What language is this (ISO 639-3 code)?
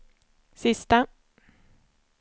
swe